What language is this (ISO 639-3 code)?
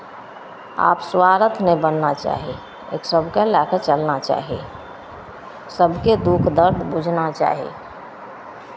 mai